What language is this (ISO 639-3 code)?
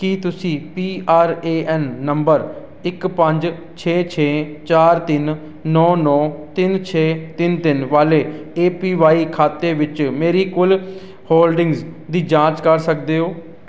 pan